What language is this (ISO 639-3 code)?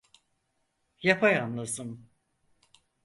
tur